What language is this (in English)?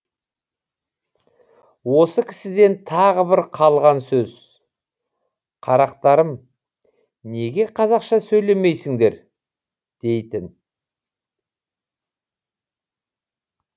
Kazakh